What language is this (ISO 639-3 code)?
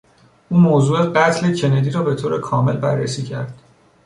fas